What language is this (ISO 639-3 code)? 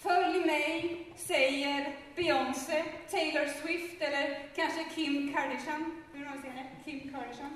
swe